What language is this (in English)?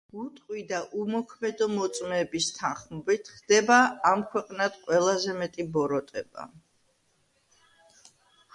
Georgian